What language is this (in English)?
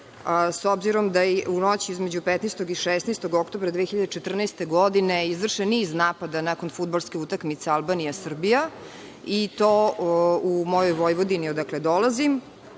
Serbian